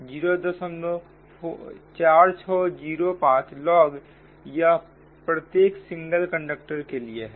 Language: Hindi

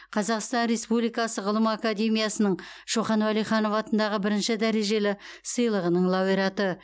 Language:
Kazakh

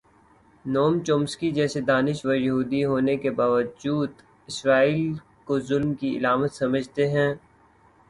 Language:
Urdu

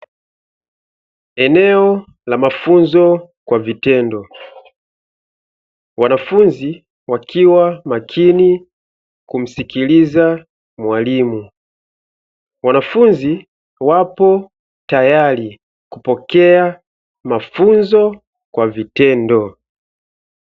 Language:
Swahili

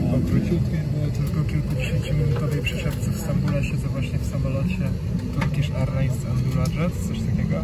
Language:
Polish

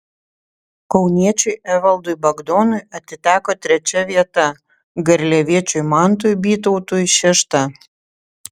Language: Lithuanian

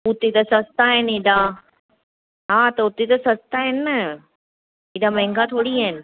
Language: Sindhi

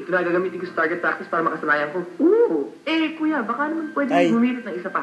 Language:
Filipino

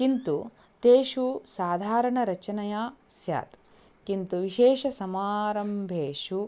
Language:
Sanskrit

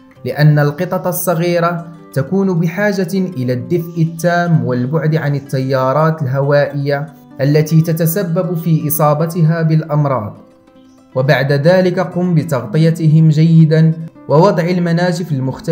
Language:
Arabic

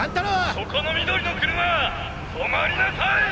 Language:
Japanese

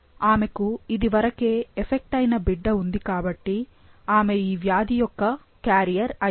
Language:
Telugu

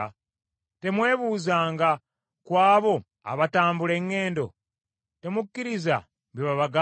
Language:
Ganda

